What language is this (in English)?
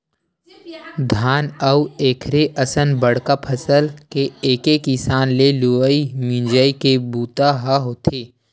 Chhattisgarhi